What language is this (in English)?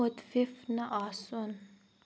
Kashmiri